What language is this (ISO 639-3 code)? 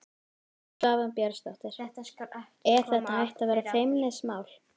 isl